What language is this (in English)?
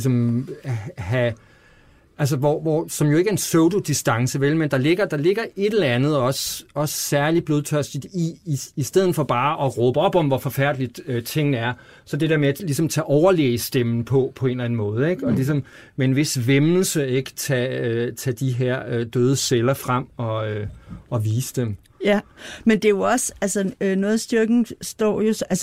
Danish